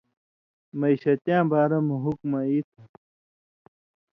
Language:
Indus Kohistani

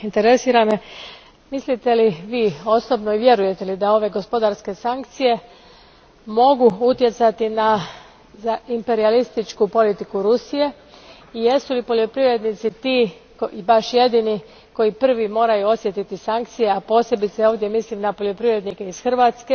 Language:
Croatian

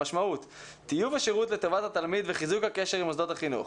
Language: Hebrew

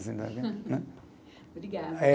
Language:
Portuguese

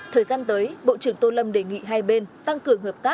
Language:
Vietnamese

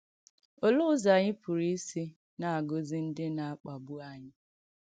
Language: Igbo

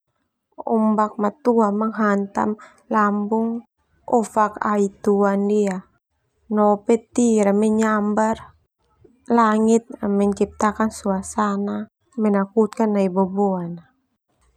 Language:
Termanu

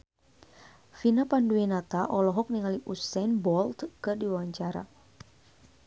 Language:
Sundanese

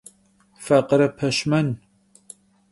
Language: Kabardian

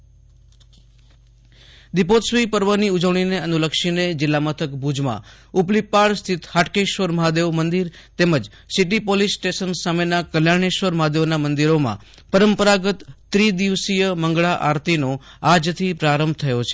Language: Gujarati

